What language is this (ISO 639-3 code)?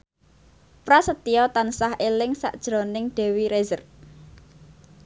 jav